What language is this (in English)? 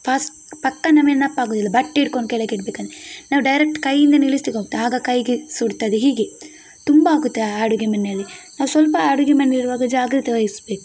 Kannada